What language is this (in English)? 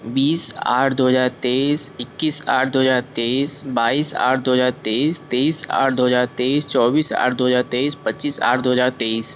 Hindi